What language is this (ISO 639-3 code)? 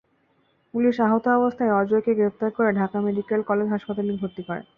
ben